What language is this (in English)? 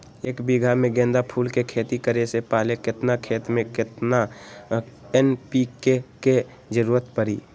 Magahi